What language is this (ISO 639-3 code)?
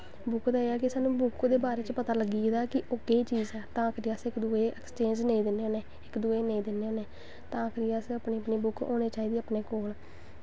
doi